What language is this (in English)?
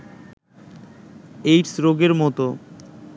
Bangla